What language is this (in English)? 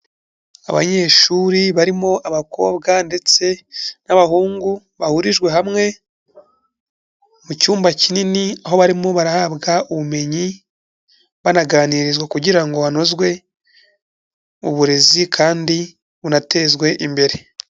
Kinyarwanda